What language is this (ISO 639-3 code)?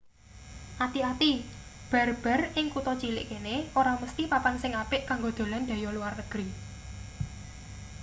jav